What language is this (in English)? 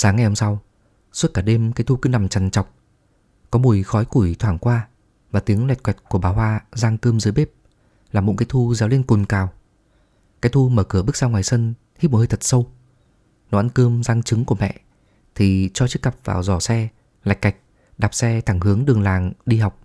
Vietnamese